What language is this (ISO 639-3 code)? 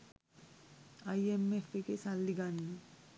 sin